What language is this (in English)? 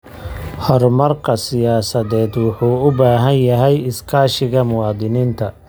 Somali